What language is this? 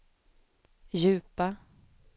Swedish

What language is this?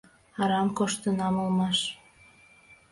Mari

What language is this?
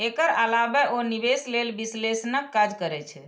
Maithili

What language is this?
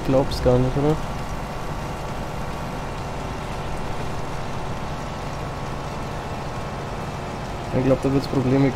German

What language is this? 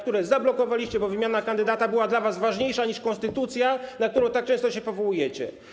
Polish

